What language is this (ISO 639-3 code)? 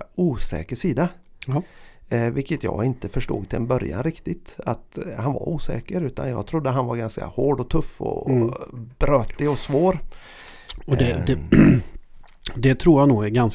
swe